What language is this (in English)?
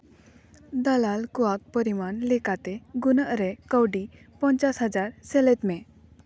Santali